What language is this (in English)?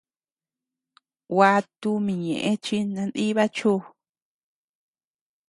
Tepeuxila Cuicatec